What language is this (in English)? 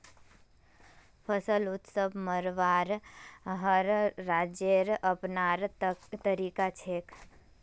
Magahi